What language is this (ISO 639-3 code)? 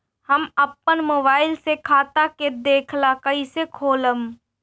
bho